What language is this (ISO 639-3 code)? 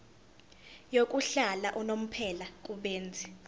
zul